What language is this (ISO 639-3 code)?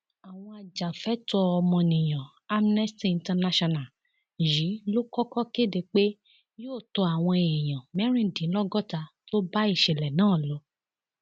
yor